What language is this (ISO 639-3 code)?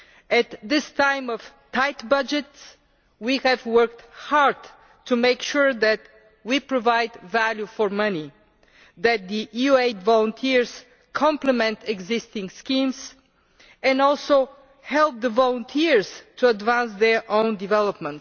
eng